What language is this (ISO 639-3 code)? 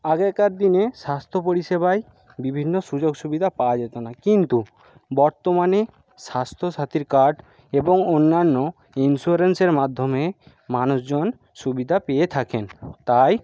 ben